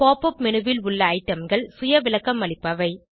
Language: Tamil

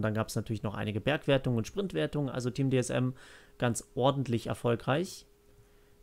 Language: German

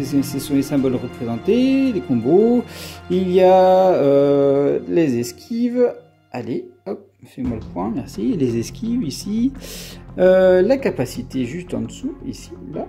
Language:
French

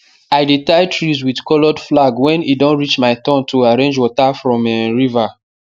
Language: Nigerian Pidgin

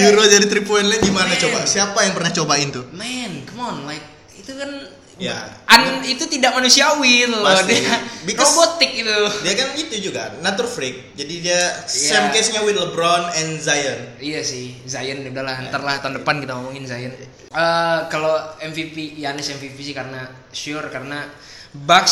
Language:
Indonesian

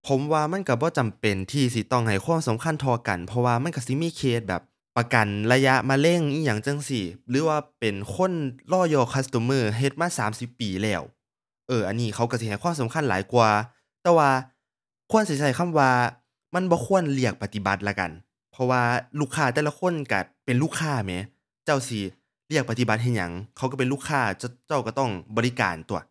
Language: Thai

